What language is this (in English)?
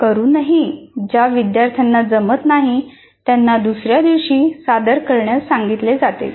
Marathi